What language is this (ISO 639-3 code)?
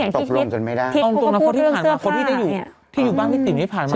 tha